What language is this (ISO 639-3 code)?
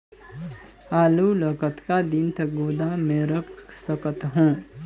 hne